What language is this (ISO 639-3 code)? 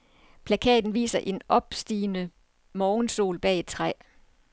dan